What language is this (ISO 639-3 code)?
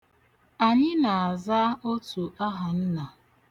ibo